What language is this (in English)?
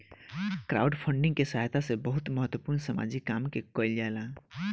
Bhojpuri